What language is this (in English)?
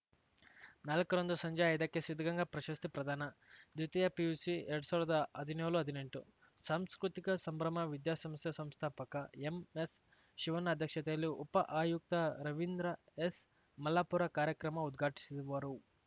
Kannada